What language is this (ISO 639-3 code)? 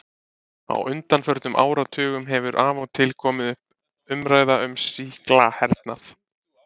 isl